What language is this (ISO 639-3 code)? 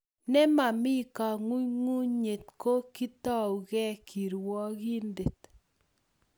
kln